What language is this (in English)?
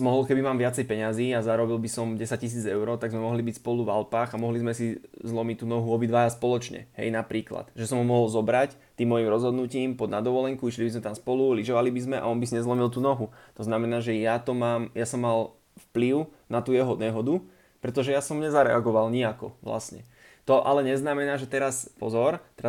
Slovak